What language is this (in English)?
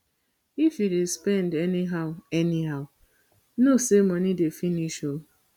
Nigerian Pidgin